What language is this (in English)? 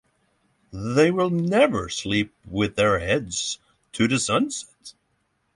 English